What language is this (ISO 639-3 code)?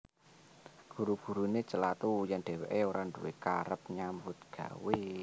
jav